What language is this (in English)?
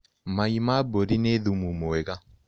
Kikuyu